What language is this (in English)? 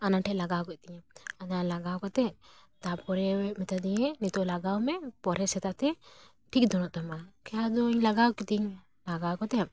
Santali